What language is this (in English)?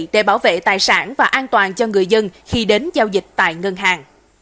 Vietnamese